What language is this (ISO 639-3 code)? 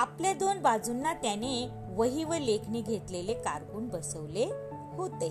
mar